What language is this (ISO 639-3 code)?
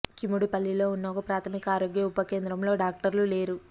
tel